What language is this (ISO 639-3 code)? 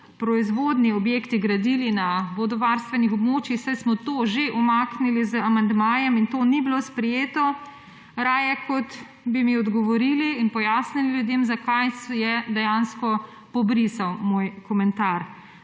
slv